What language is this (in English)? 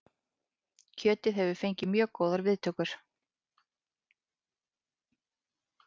Icelandic